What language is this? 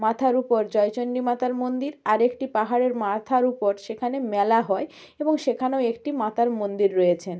Bangla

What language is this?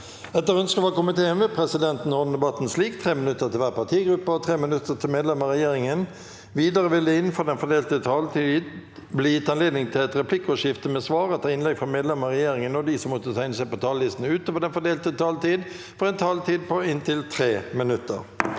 Norwegian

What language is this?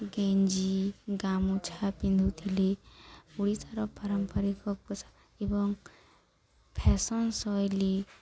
Odia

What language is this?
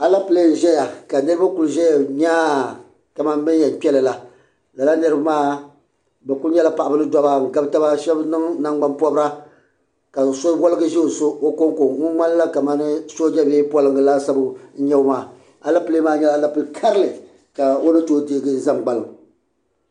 Dagbani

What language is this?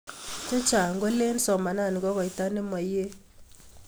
Kalenjin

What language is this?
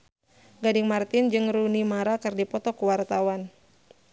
Sundanese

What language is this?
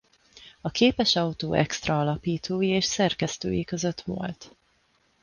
Hungarian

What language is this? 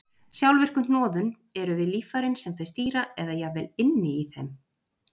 Icelandic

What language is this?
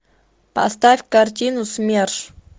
Russian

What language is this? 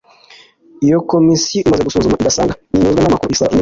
Kinyarwanda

